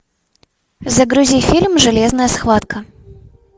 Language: Russian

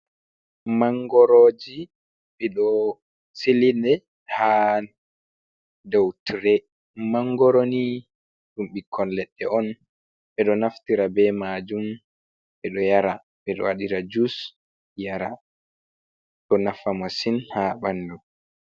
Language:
Fula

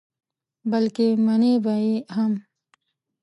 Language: Pashto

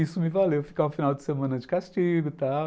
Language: Portuguese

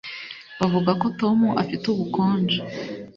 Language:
Kinyarwanda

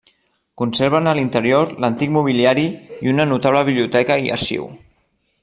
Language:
Catalan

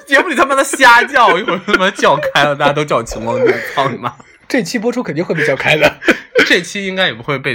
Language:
Chinese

